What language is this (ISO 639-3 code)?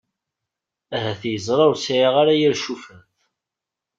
kab